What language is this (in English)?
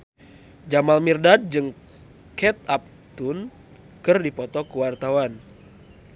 Sundanese